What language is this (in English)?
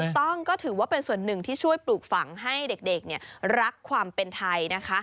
Thai